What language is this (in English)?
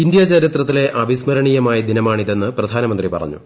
Malayalam